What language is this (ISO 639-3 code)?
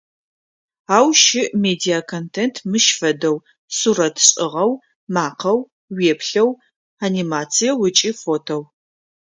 ady